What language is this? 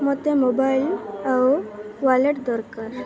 Odia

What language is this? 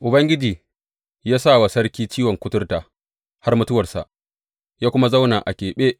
Hausa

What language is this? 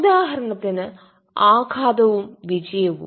Malayalam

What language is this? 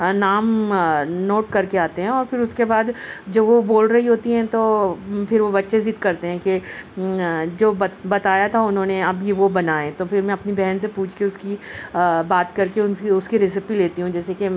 Urdu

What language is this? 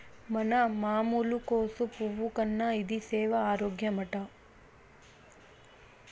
Telugu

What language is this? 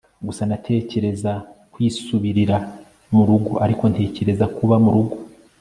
Kinyarwanda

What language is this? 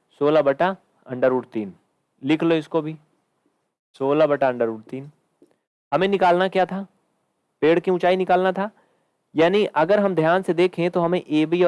Hindi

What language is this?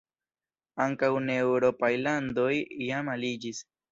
Esperanto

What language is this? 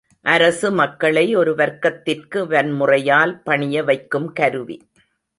Tamil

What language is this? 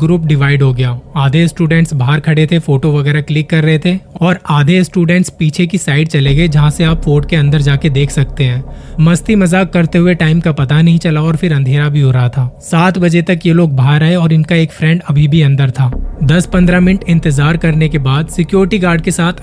Hindi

